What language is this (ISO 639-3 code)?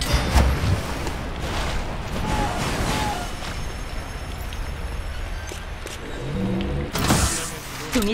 kor